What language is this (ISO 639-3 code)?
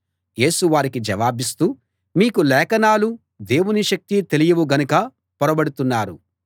tel